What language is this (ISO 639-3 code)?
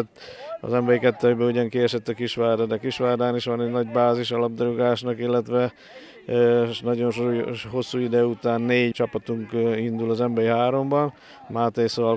hun